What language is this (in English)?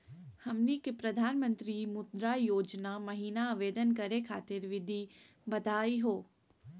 Magahi